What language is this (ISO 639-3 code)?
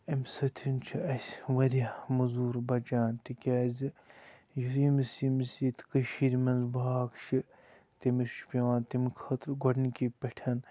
kas